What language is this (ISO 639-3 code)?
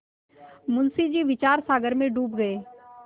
hin